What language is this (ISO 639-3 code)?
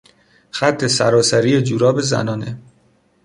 fas